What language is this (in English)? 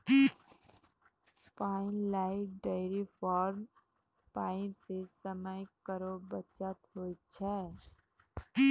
Maithili